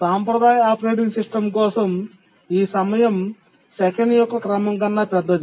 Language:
Telugu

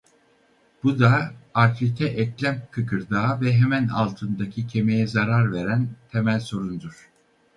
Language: Turkish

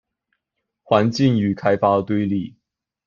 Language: Chinese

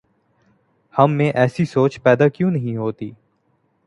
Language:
Urdu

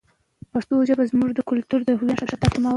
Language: Pashto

